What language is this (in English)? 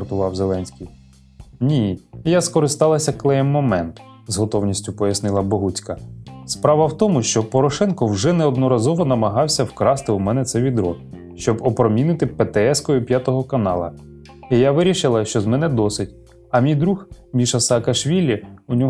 Ukrainian